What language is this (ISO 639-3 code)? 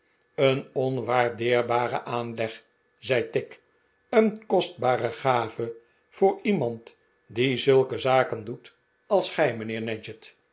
nld